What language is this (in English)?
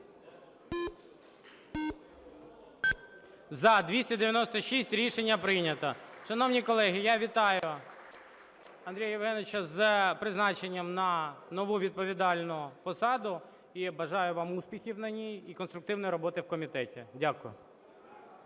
Ukrainian